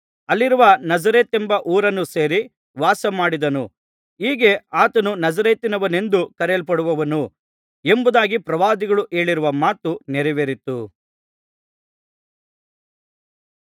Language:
Kannada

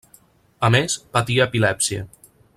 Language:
Catalan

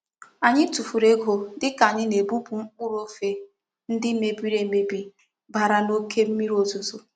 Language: Igbo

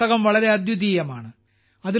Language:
Malayalam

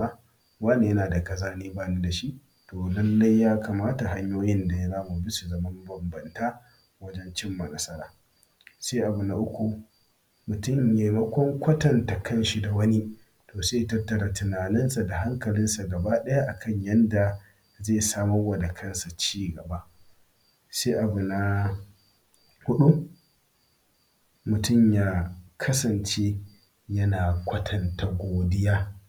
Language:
Hausa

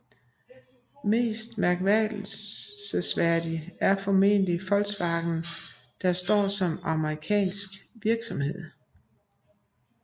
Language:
Danish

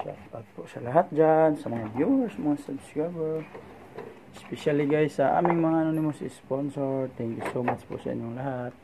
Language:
Filipino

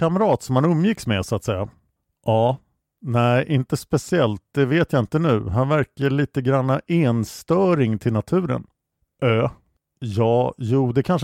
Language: Swedish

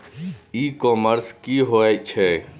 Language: Maithili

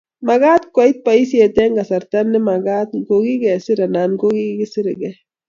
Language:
Kalenjin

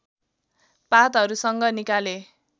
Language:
Nepali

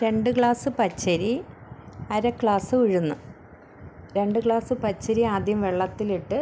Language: Malayalam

